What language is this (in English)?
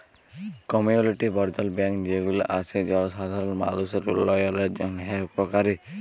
Bangla